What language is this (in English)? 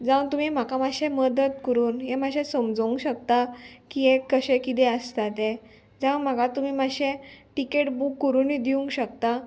Konkani